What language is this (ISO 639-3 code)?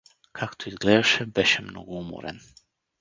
bul